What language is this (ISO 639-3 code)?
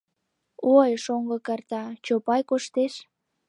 chm